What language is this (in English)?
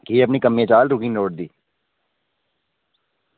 Dogri